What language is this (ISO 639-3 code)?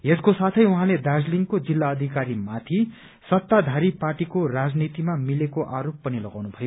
nep